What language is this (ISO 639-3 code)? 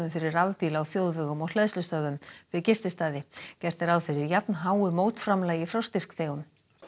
isl